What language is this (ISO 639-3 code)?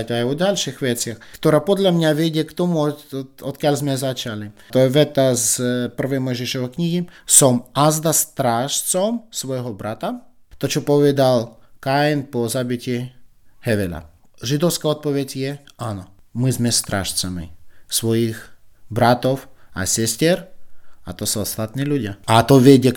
slk